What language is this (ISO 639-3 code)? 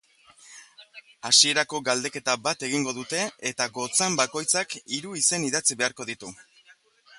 eus